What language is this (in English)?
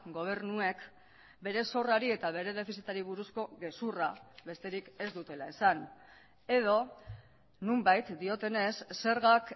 Basque